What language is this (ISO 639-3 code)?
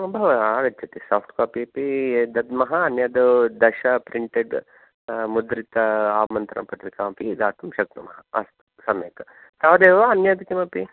san